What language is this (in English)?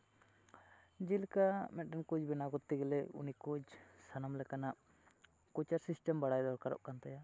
Santali